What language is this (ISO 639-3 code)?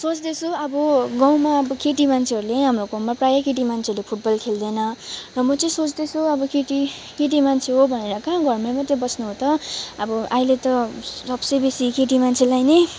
nep